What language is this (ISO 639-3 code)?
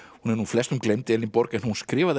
isl